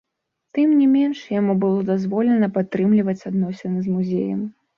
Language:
Belarusian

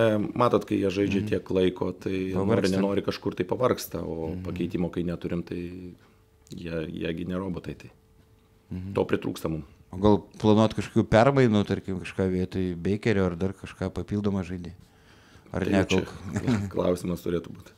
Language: Lithuanian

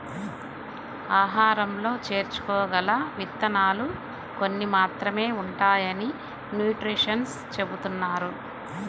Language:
Telugu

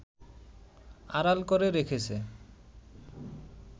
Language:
Bangla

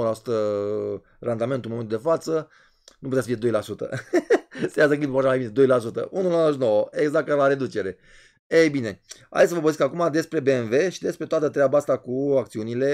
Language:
Romanian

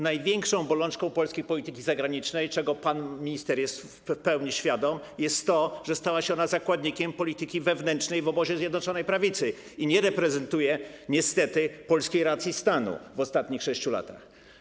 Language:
Polish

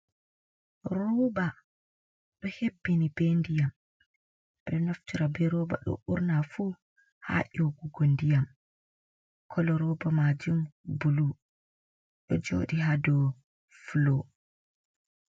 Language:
Fula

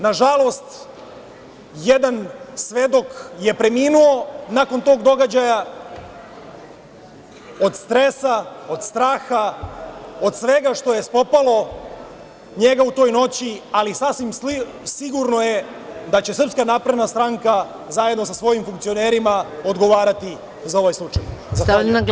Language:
Serbian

